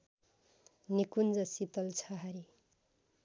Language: Nepali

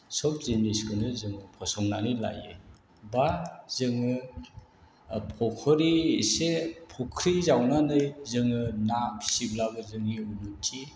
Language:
Bodo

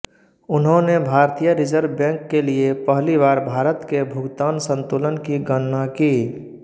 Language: Hindi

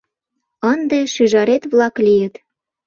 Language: Mari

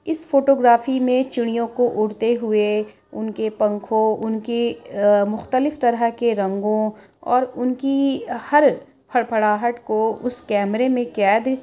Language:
Urdu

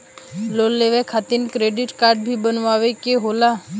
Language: Bhojpuri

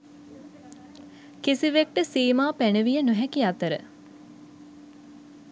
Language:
Sinhala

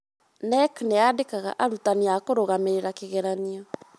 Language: Kikuyu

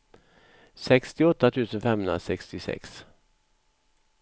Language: Swedish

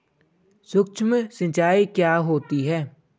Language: Hindi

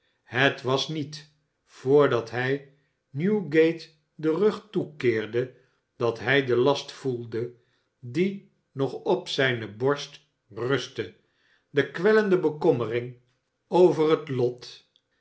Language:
Dutch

